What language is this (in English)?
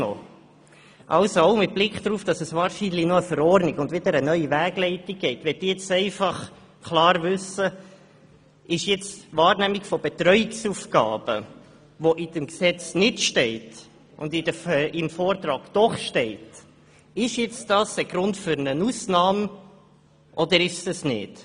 Swiss German